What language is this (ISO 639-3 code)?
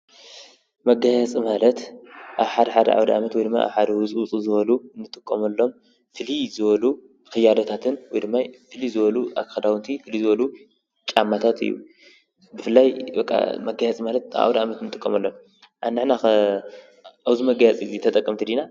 tir